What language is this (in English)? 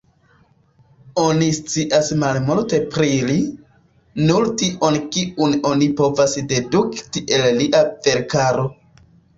Esperanto